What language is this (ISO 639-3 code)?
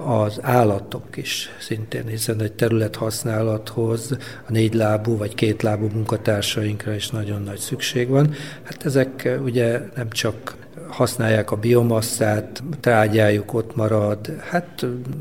hun